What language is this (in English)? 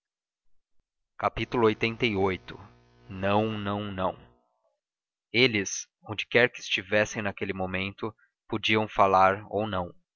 Portuguese